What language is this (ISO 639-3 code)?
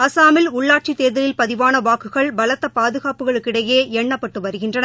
tam